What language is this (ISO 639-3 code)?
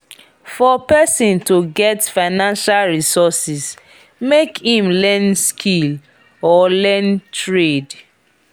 pcm